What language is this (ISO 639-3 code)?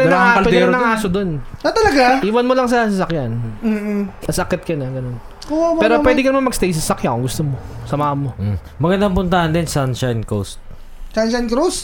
fil